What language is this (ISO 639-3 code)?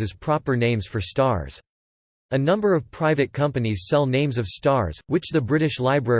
eng